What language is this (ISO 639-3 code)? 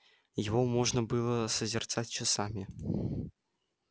rus